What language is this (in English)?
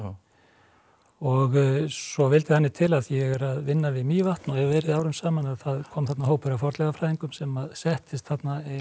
Icelandic